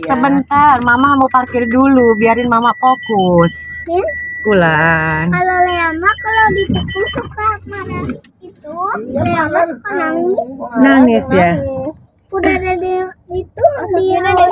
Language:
Indonesian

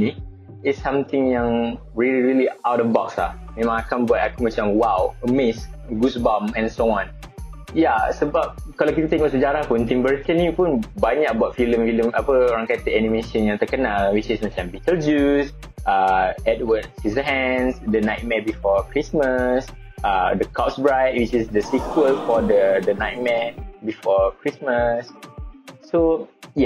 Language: Malay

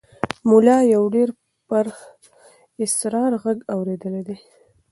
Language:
Pashto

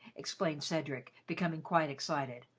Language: English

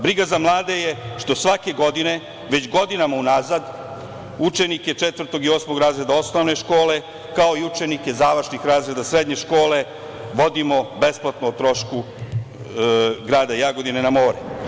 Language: Serbian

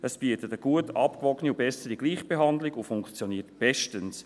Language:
Swiss German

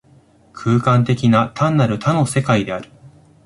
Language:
Japanese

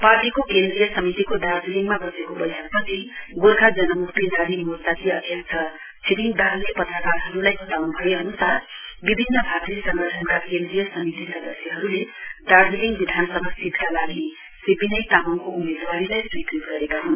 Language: Nepali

